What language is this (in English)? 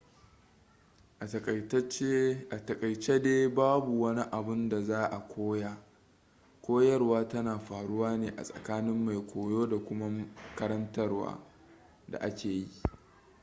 Hausa